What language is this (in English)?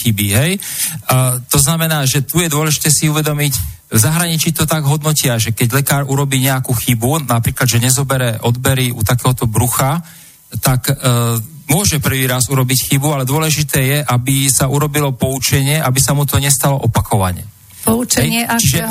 Slovak